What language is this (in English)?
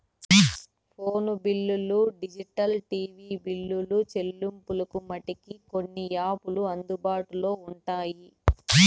Telugu